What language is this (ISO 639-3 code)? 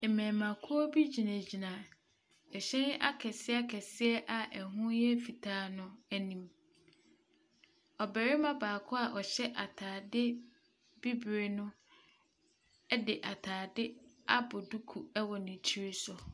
aka